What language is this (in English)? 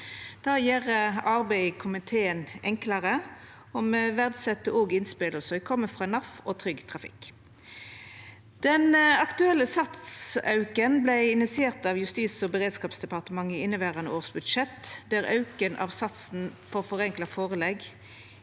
Norwegian